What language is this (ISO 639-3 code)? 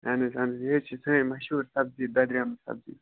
kas